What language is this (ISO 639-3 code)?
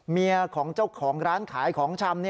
tha